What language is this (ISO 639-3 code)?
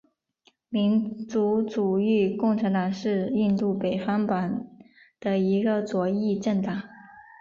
zho